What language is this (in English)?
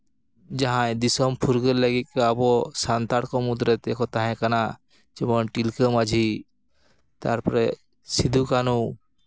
Santali